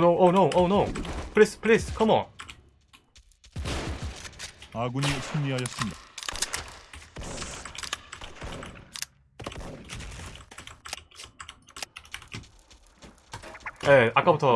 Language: Korean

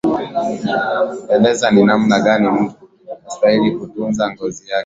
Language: Swahili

